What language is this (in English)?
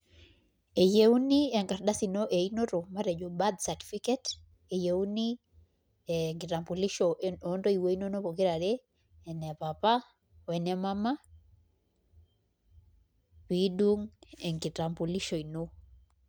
Masai